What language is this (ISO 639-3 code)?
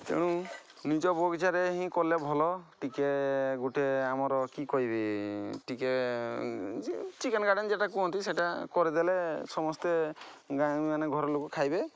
ori